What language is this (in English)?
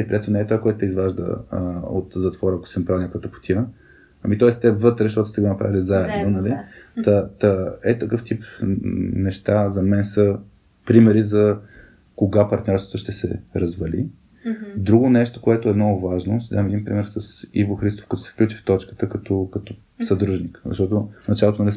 Bulgarian